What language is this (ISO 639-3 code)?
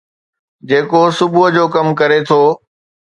snd